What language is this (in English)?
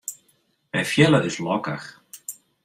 Western Frisian